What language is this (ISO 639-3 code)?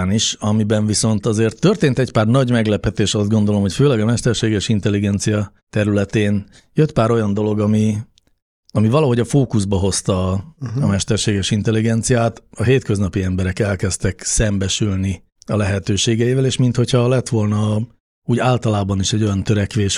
hun